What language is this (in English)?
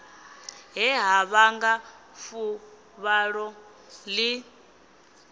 Venda